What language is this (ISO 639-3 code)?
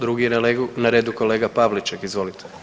hrv